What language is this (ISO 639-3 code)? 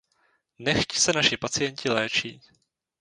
ces